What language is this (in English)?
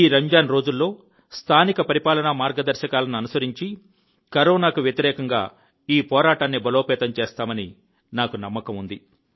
Telugu